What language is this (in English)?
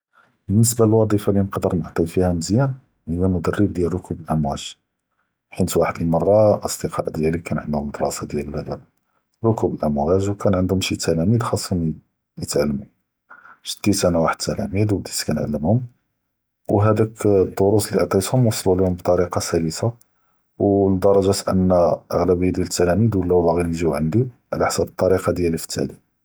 Judeo-Arabic